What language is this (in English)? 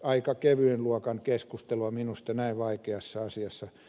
Finnish